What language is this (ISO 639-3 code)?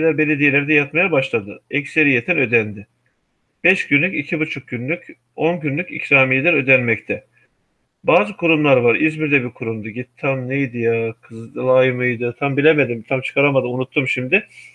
tur